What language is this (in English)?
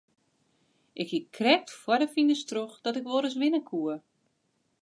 Western Frisian